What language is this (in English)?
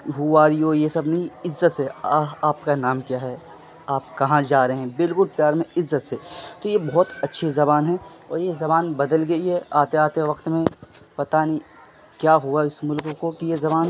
Urdu